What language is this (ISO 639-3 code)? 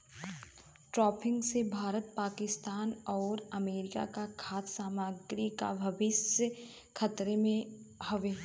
bho